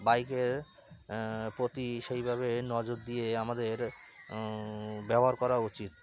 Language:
Bangla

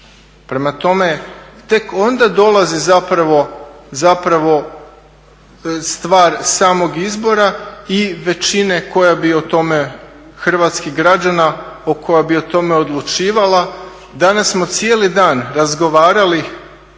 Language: Croatian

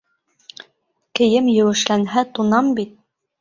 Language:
Bashkir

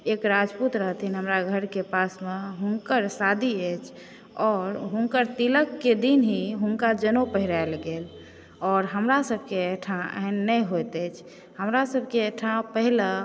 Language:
Maithili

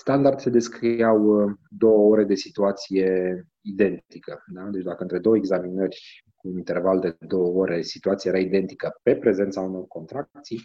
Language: Romanian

